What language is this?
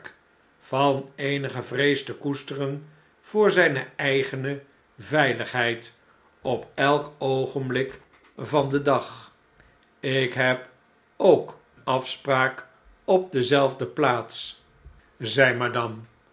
Dutch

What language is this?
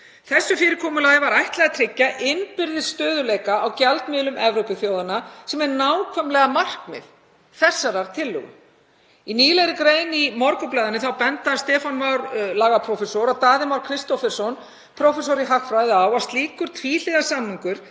Icelandic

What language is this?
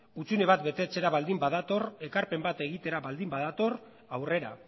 Basque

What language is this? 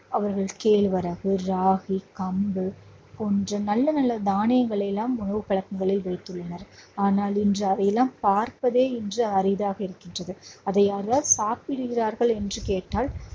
Tamil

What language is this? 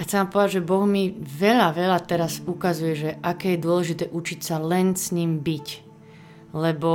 Slovak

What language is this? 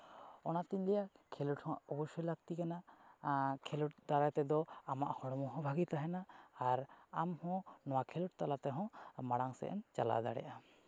Santali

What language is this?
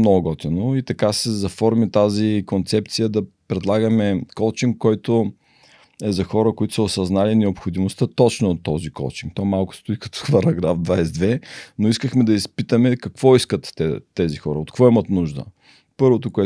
Bulgarian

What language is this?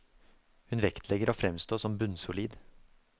Norwegian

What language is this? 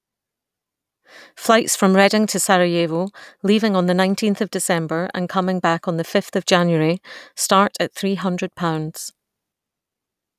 English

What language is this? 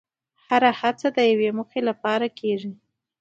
Pashto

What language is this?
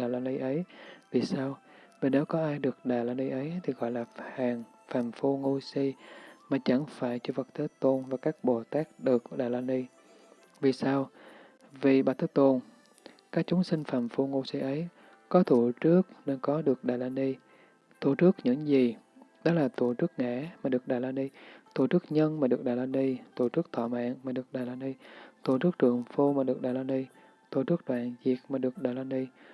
Vietnamese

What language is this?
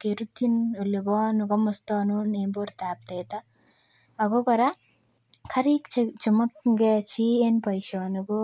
Kalenjin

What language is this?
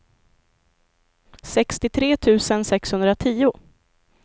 Swedish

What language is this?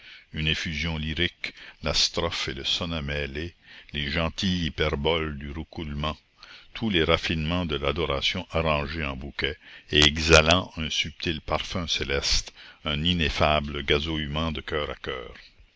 French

